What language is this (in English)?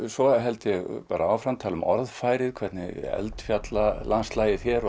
Icelandic